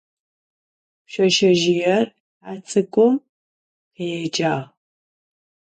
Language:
Adyghe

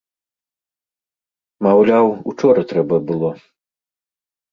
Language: Belarusian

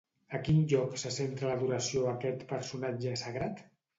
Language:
Catalan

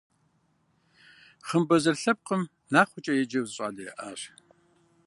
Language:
Kabardian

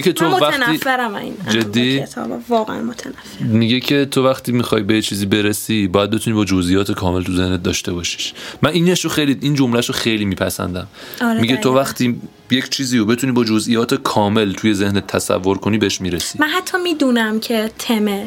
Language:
Persian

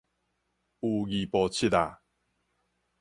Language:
Min Nan Chinese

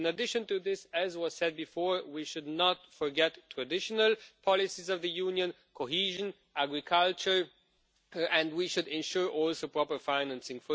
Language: English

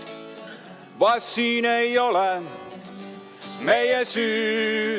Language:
Estonian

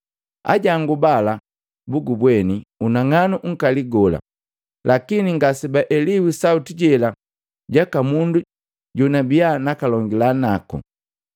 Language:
Matengo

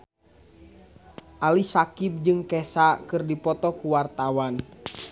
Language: Sundanese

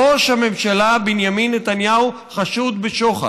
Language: Hebrew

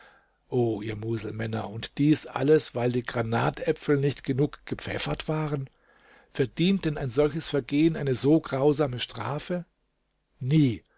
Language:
German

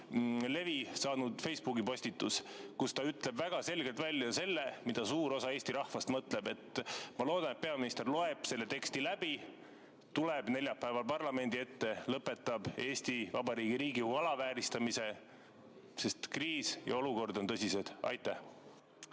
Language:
Estonian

